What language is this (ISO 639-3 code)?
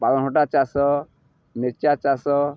ori